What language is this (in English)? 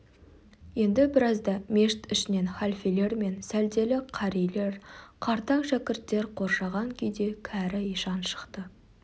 Kazakh